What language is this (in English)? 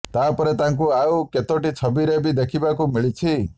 Odia